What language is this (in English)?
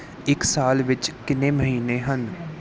Punjabi